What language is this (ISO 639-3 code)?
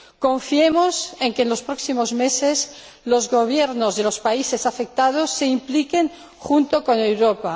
spa